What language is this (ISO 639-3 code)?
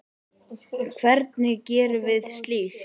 isl